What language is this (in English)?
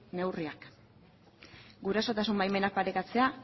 Basque